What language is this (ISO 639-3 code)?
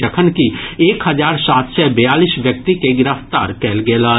mai